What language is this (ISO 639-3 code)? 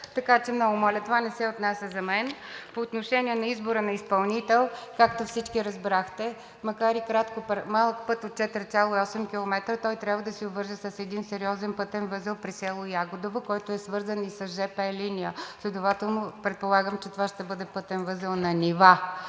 bul